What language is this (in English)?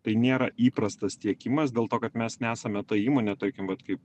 Lithuanian